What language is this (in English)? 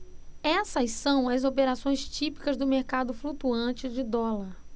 Portuguese